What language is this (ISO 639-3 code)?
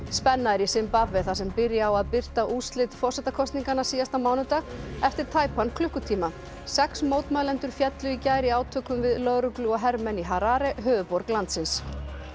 isl